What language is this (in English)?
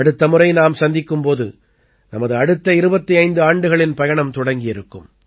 Tamil